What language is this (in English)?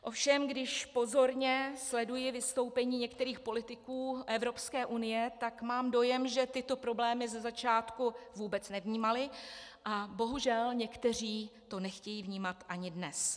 Czech